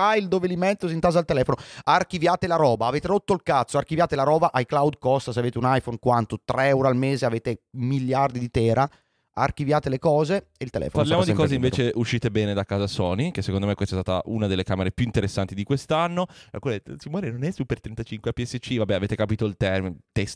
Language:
Italian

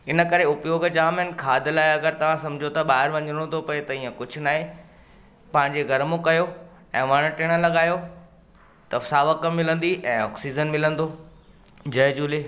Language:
Sindhi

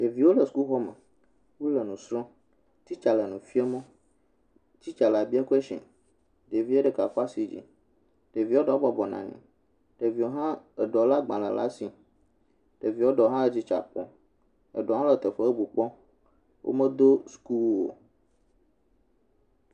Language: Ewe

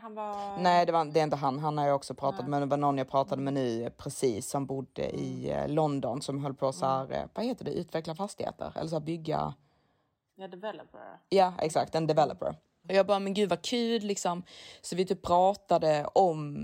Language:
Swedish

